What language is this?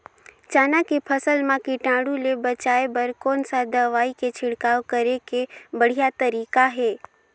Chhattisgarhi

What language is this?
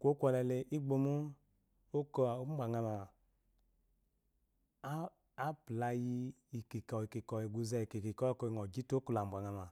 Eloyi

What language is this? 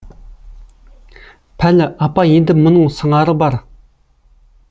Kazakh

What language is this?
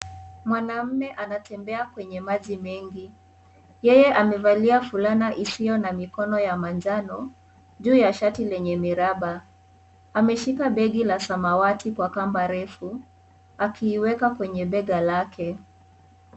Swahili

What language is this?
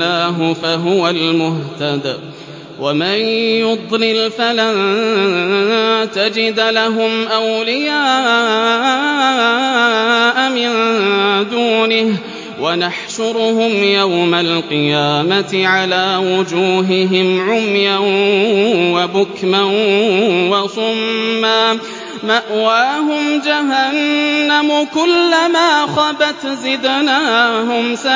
Arabic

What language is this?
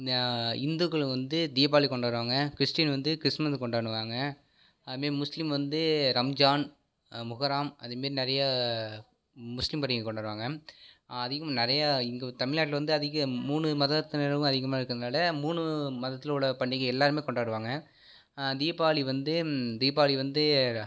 Tamil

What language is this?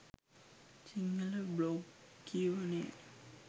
Sinhala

